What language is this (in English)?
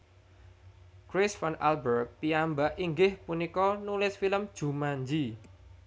Javanese